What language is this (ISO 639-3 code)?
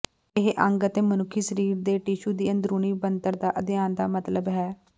pan